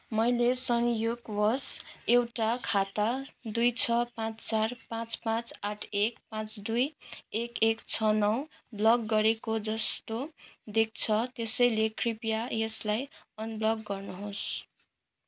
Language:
Nepali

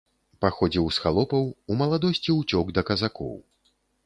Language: Belarusian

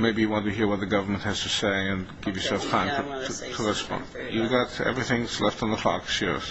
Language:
English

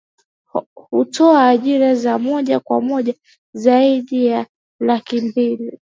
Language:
Swahili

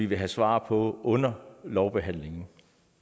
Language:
Danish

